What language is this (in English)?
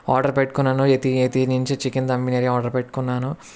Telugu